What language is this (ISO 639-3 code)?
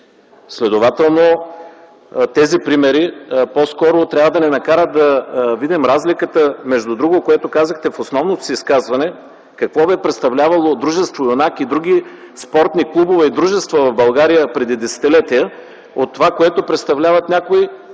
bul